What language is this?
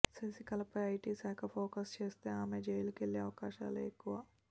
Telugu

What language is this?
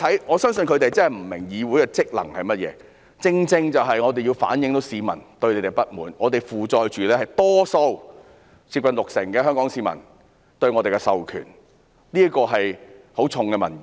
Cantonese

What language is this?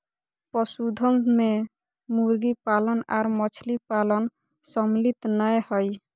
Magahi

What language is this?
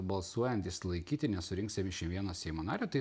Lithuanian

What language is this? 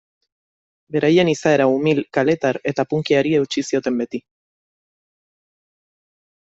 Basque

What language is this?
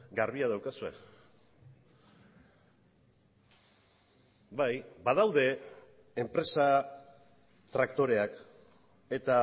Basque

